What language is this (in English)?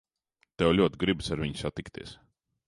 Latvian